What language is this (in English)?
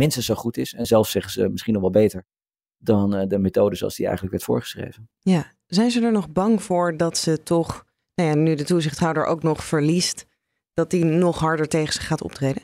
Dutch